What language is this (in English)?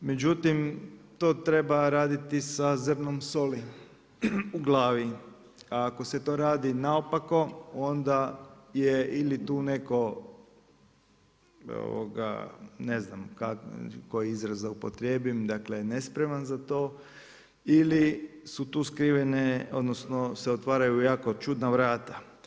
Croatian